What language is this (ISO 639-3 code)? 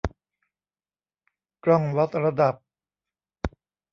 tha